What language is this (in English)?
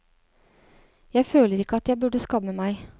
Norwegian